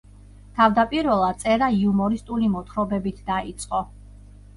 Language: Georgian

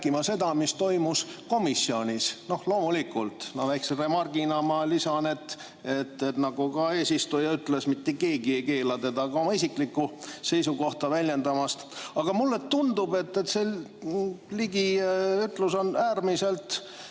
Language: Estonian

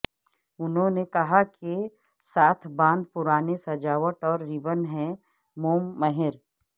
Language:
Urdu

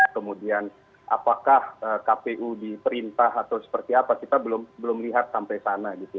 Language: Indonesian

